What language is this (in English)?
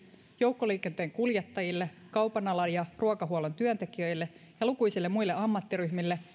Finnish